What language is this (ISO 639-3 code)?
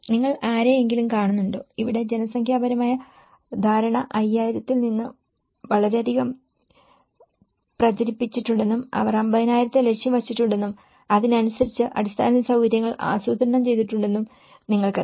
mal